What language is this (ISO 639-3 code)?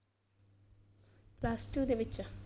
pan